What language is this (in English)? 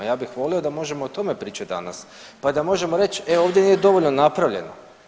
Croatian